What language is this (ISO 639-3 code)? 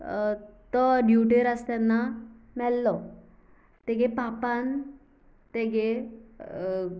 kok